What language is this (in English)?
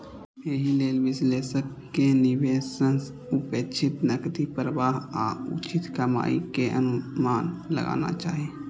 Maithili